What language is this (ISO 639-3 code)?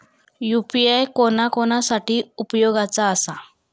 mar